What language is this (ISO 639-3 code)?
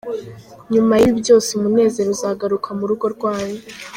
kin